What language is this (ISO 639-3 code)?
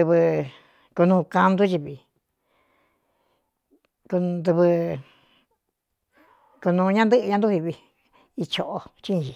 xtu